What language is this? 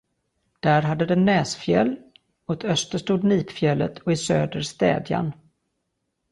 Swedish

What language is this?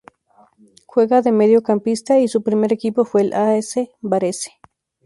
Spanish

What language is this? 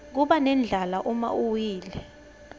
Swati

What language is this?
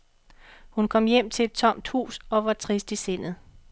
Danish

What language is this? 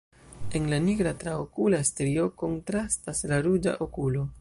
Esperanto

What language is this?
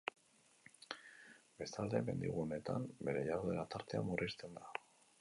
Basque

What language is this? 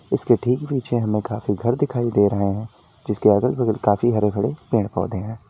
Hindi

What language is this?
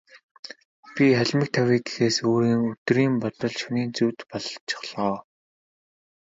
Mongolian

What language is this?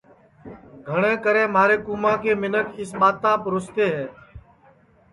Sansi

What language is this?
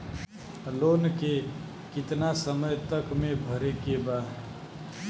Bhojpuri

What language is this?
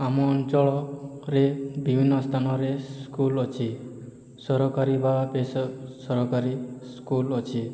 Odia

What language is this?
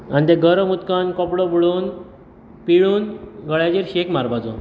Konkani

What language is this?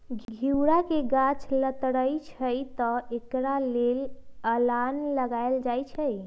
Magahi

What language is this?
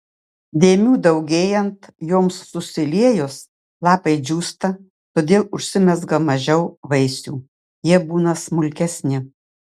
Lithuanian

